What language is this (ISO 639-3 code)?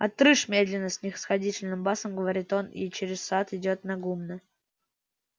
rus